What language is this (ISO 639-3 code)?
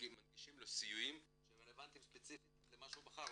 heb